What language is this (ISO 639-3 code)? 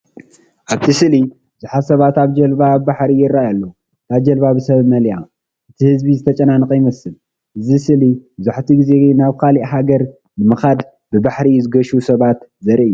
tir